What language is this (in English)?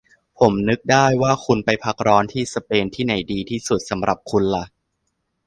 Thai